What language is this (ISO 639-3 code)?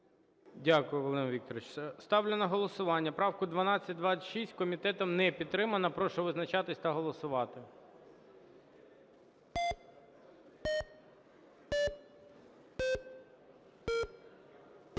ukr